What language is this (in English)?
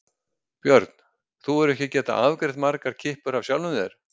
Icelandic